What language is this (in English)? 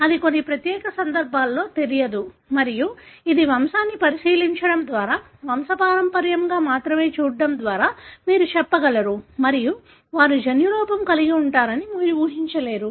Telugu